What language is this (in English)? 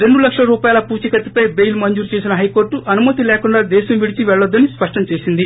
Telugu